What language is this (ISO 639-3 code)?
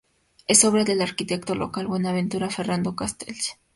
spa